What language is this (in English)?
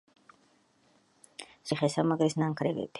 Georgian